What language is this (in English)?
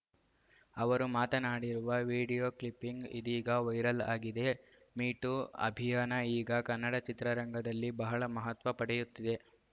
Kannada